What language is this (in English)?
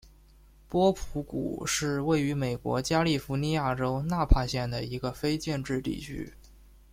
Chinese